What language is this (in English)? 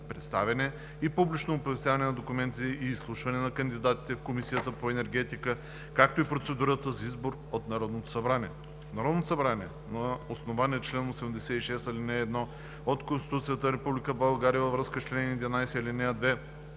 Bulgarian